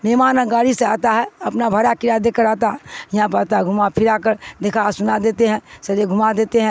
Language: Urdu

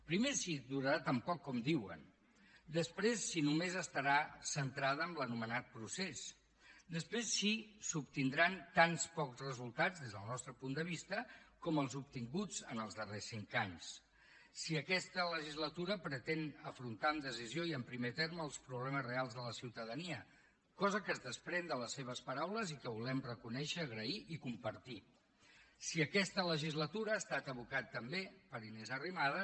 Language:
Catalan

